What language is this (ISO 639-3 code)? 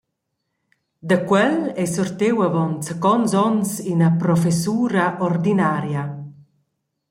roh